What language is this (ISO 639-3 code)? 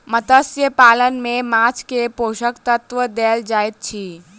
mai